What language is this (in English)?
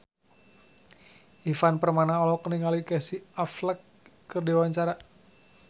Sundanese